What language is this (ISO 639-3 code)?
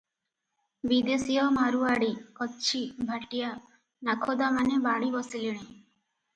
ori